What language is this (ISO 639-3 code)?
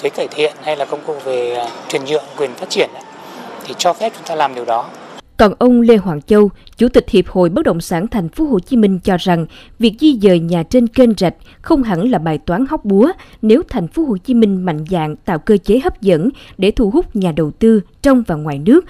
vie